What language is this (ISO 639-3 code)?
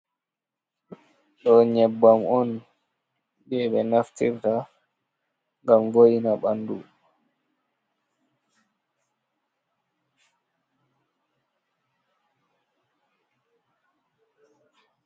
ful